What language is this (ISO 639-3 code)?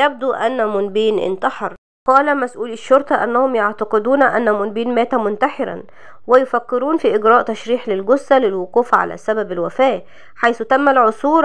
ara